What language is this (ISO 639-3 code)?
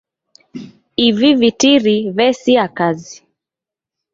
dav